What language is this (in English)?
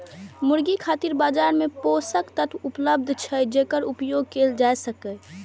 Maithili